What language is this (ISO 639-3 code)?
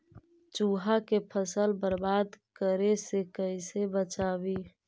mag